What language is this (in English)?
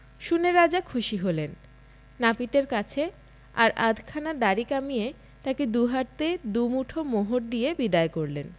Bangla